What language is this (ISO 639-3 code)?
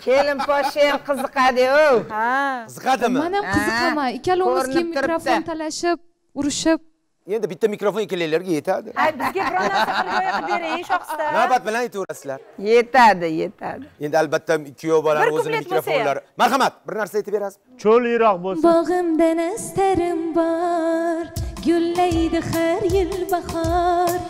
tur